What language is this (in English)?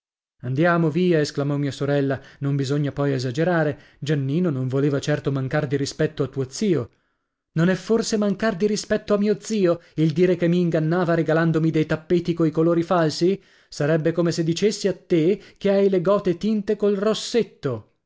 Italian